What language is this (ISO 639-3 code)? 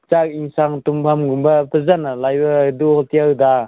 mni